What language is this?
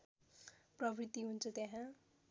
Nepali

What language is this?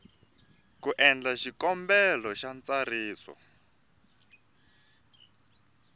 Tsonga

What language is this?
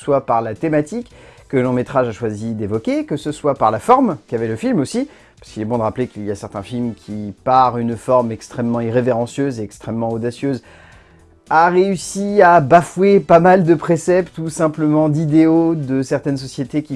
French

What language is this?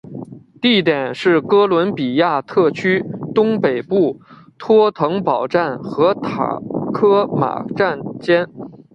Chinese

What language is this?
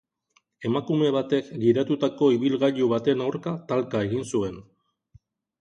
Basque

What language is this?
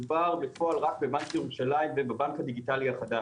Hebrew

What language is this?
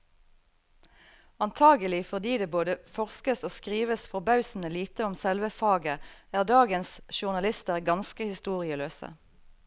Norwegian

